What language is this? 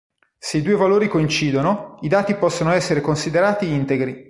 Italian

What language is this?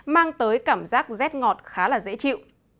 Vietnamese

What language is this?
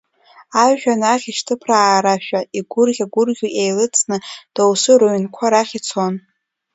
Abkhazian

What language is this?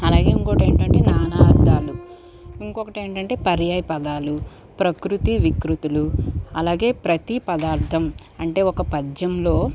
Telugu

